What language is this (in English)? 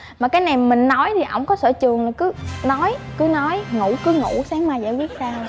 Vietnamese